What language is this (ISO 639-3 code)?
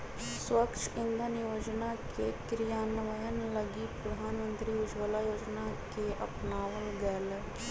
mag